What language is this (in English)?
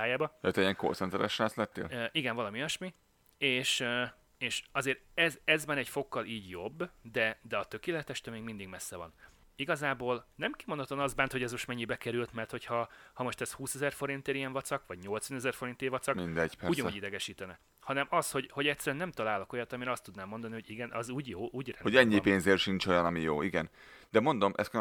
Hungarian